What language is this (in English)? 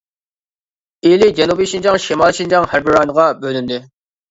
Uyghur